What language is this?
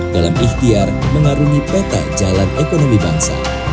Indonesian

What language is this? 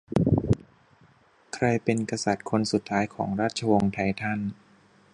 Thai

